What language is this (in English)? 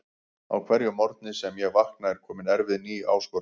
Icelandic